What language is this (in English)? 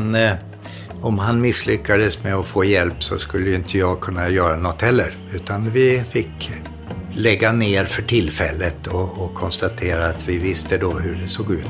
Swedish